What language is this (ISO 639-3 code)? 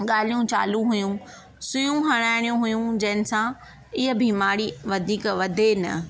snd